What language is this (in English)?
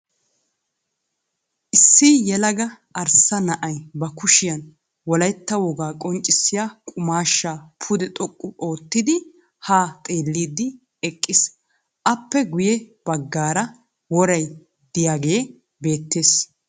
Wolaytta